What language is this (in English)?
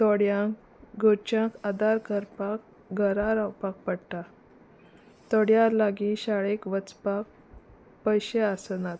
Konkani